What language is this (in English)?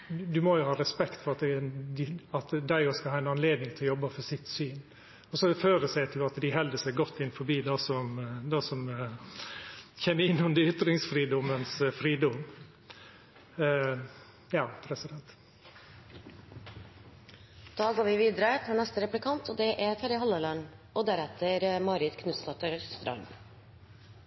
Norwegian